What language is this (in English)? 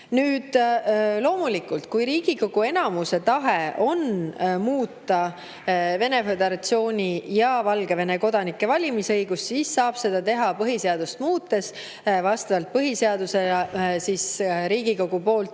Estonian